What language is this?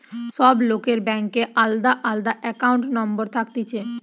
Bangla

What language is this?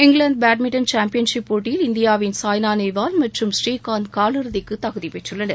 Tamil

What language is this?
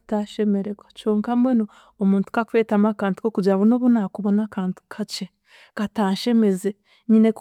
Chiga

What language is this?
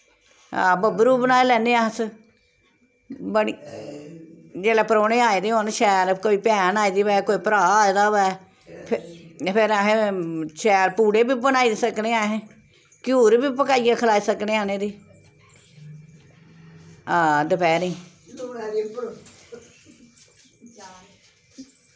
Dogri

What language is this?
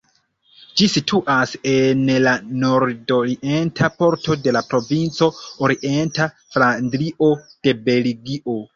Esperanto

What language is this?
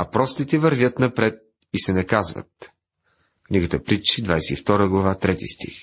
Bulgarian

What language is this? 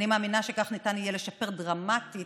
Hebrew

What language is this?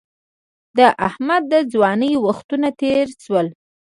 Pashto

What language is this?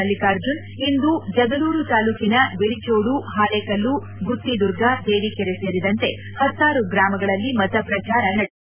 Kannada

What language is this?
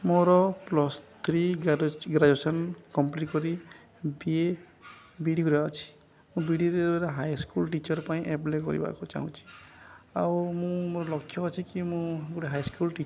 Odia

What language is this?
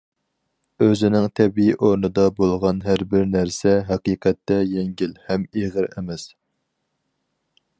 Uyghur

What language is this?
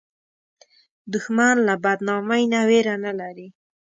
Pashto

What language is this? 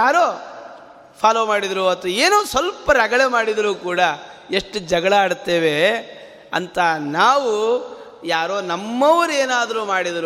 Kannada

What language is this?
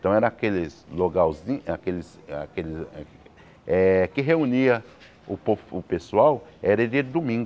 Portuguese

